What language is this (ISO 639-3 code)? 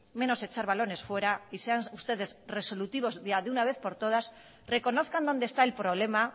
spa